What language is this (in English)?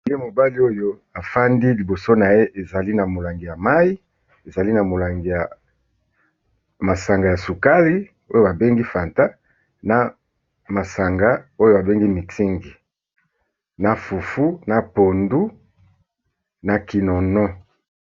Lingala